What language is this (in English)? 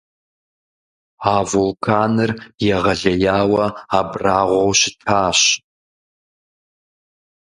Kabardian